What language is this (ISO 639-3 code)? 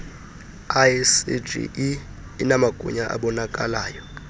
xho